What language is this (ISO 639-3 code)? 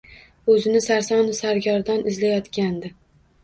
uzb